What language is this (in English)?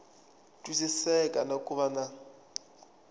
Tsonga